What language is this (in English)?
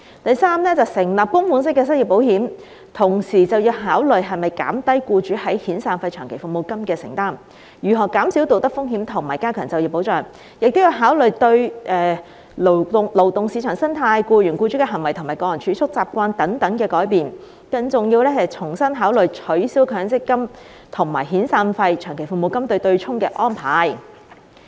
Cantonese